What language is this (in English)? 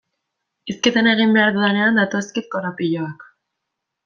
Basque